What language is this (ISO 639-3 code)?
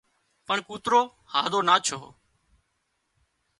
kxp